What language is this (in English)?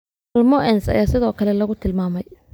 Somali